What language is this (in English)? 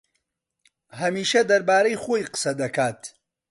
Central Kurdish